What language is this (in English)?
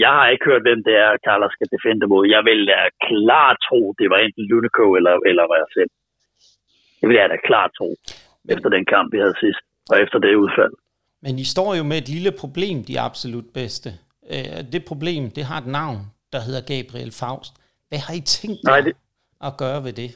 Danish